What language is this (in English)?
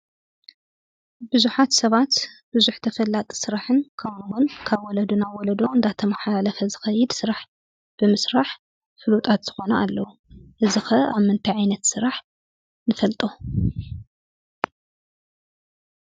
Tigrinya